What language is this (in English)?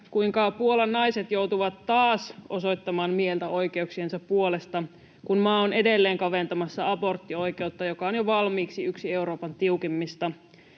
Finnish